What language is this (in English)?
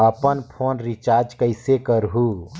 Chhattisgarhi